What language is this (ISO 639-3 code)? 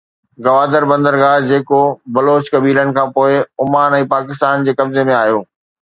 snd